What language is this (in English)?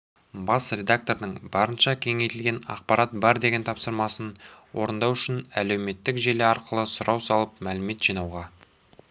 Kazakh